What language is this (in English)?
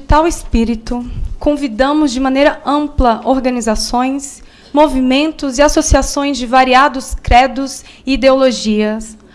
Portuguese